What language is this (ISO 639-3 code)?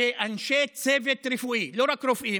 heb